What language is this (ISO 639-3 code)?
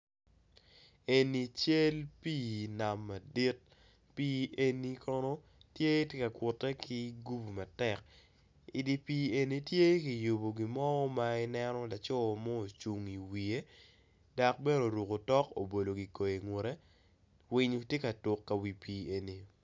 ach